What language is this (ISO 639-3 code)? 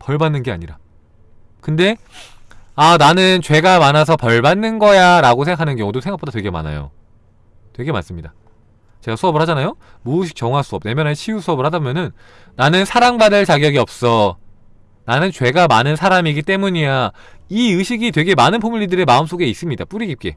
kor